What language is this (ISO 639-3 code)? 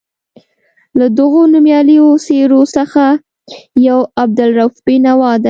pus